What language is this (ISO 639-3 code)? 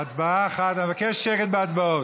heb